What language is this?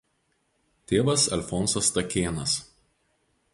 Lithuanian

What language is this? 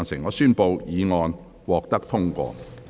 Cantonese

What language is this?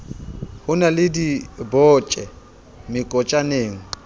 Southern Sotho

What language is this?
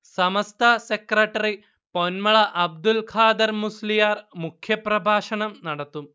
Malayalam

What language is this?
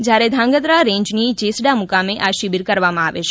Gujarati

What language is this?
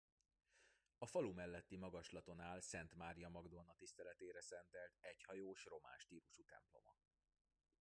Hungarian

